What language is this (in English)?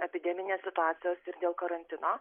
Lithuanian